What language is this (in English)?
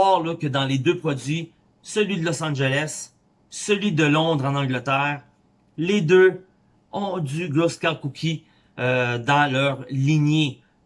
French